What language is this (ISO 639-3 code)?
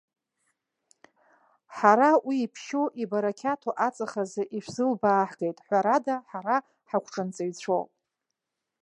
abk